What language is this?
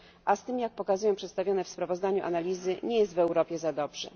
Polish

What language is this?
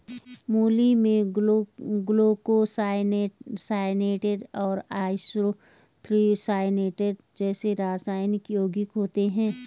Hindi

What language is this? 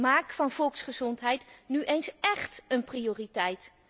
Dutch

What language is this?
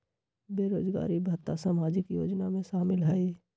Magahi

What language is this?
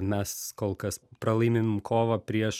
Lithuanian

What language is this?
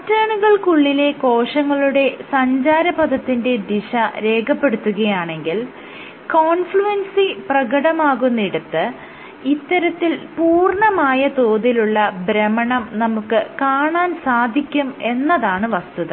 Malayalam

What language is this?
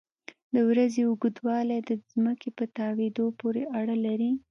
Pashto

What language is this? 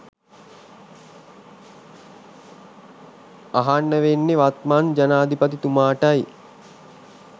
Sinhala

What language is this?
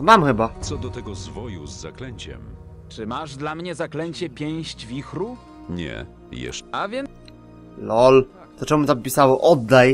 Polish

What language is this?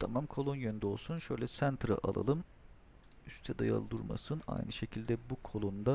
Turkish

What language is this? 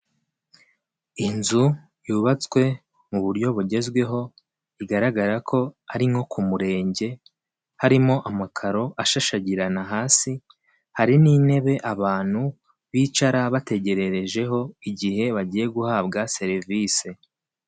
Kinyarwanda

